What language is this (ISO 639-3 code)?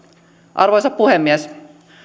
fin